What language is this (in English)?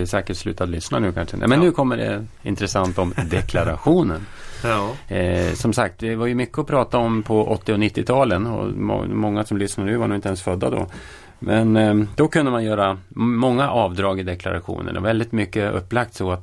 Swedish